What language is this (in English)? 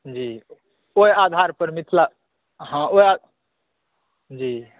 Maithili